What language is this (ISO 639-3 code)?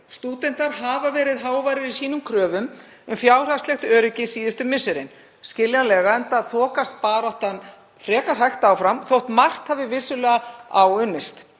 isl